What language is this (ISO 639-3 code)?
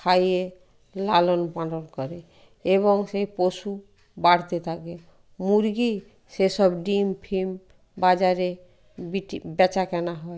ben